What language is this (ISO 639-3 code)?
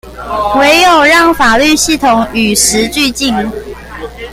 zho